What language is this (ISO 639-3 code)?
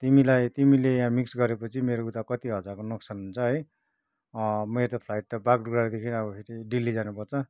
nep